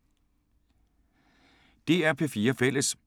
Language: Danish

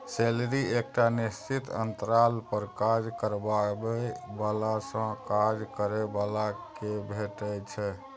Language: Maithili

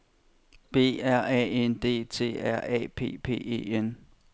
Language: Danish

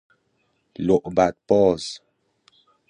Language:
Persian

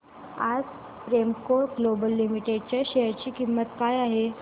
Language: Marathi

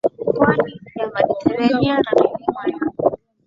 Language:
Swahili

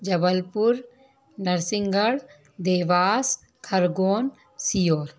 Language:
Hindi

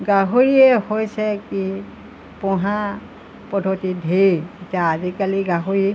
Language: Assamese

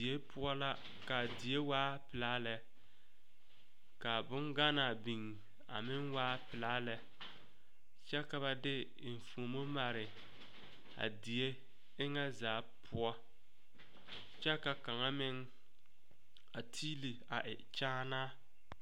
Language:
Southern Dagaare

